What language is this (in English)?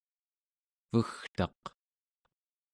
Central Yupik